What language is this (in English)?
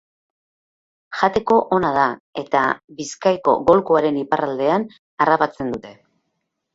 Basque